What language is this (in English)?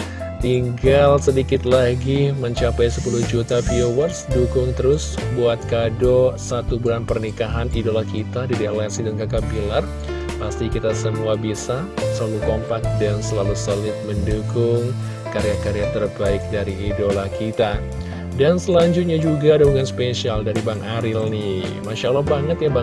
Indonesian